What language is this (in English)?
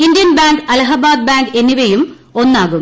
Malayalam